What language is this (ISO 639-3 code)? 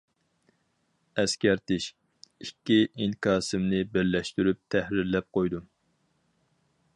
uig